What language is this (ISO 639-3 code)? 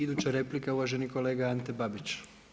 hrv